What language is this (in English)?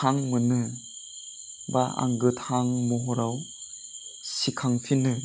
Bodo